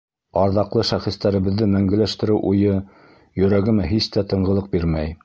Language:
Bashkir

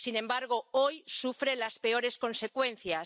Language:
Spanish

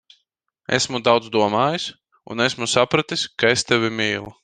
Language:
Latvian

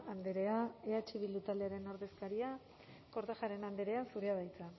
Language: Basque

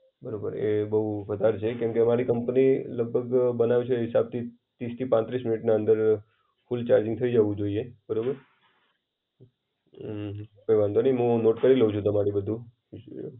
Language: Gujarati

